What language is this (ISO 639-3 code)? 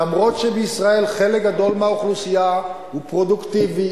heb